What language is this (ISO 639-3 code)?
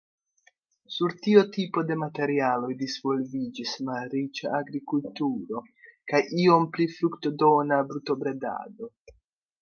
epo